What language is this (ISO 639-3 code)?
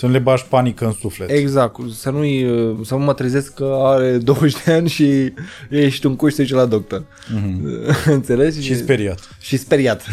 ron